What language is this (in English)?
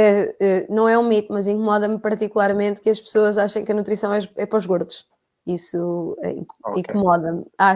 Portuguese